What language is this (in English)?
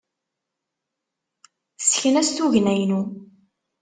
Kabyle